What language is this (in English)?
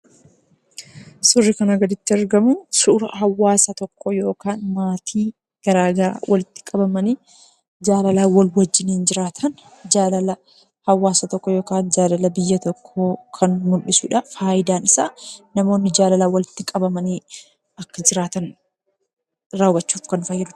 Oromo